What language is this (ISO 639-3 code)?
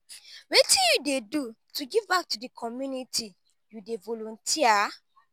pcm